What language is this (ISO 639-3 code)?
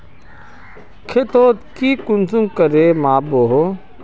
mag